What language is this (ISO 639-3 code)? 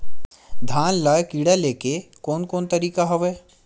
hne